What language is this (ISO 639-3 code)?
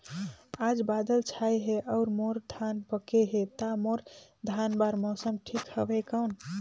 hne